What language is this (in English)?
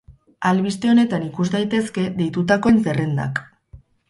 Basque